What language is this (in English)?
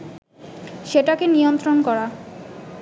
Bangla